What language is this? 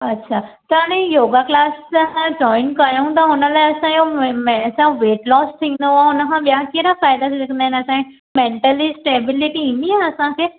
Sindhi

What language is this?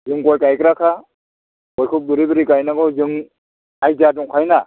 Bodo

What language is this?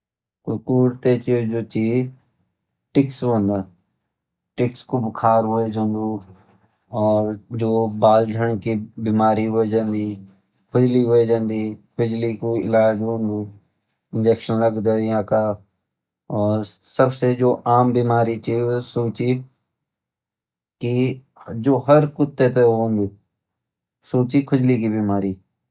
Garhwali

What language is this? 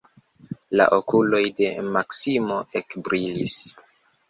Esperanto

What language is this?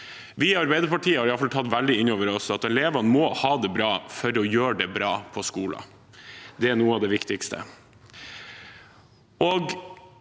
Norwegian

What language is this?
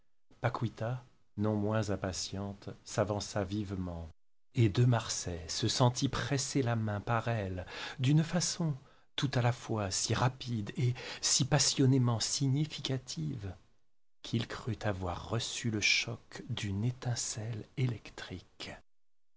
French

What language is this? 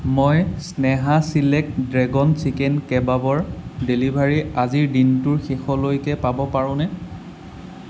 Assamese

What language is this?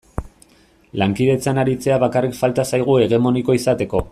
Basque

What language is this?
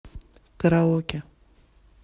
Russian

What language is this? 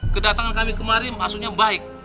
Indonesian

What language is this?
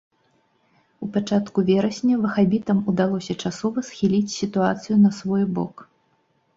Belarusian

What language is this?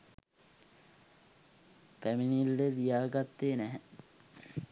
Sinhala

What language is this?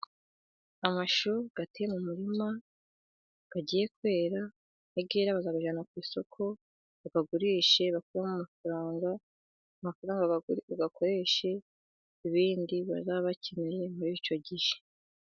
Kinyarwanda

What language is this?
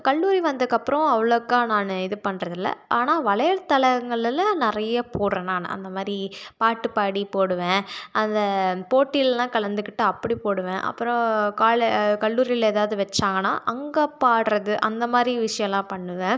Tamil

